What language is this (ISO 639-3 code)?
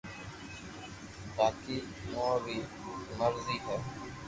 lrk